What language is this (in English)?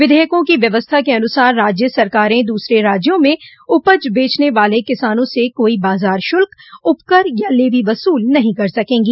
Hindi